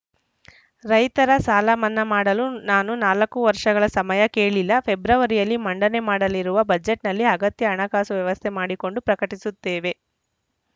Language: Kannada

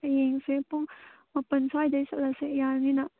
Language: Manipuri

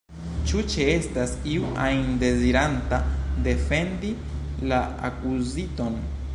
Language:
Esperanto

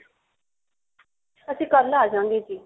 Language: Punjabi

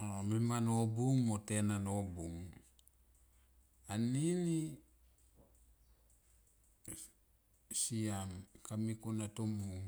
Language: Tomoip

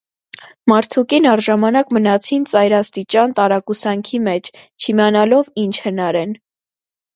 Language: Armenian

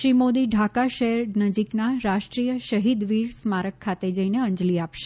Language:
Gujarati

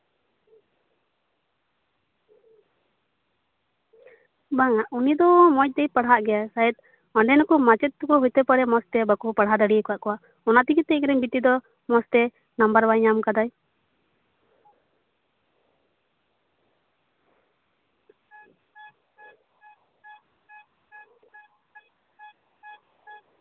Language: Santali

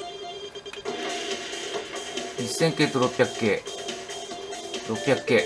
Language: Japanese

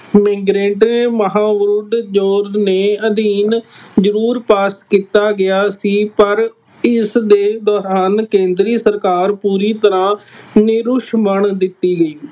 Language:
Punjabi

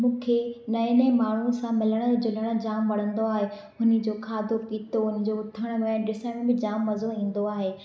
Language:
Sindhi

